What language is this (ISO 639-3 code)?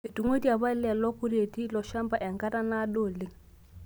mas